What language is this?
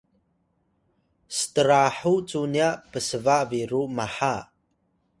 Atayal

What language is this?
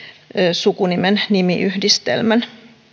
Finnish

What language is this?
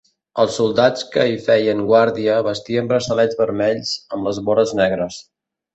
Catalan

